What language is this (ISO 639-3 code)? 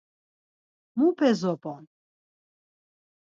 lzz